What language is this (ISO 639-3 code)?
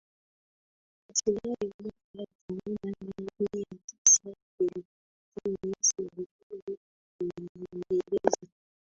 swa